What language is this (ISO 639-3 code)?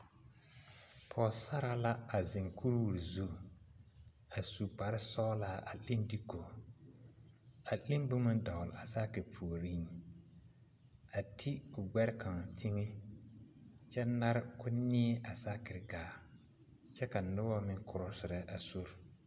dga